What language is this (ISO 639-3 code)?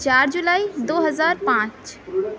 urd